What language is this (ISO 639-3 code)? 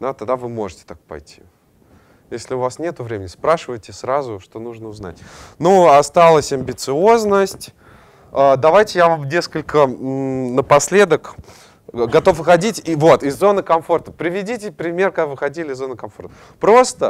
rus